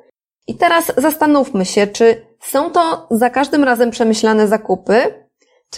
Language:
Polish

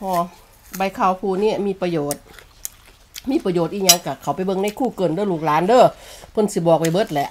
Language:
Thai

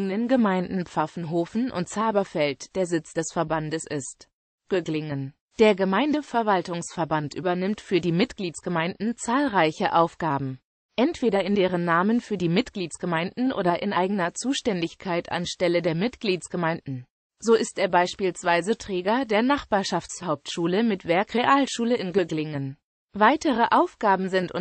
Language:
German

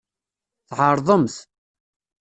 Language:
Kabyle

